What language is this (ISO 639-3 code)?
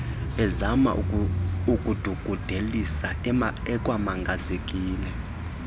xho